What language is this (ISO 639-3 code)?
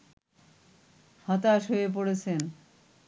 ben